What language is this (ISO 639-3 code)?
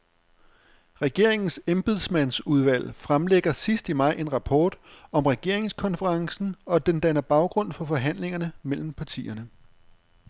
dan